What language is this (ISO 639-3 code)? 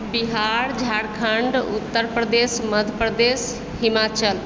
mai